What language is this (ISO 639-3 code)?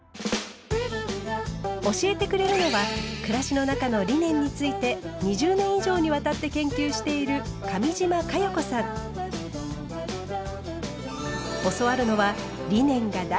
jpn